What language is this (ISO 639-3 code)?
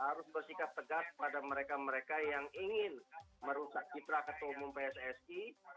ind